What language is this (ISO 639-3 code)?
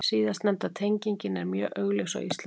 isl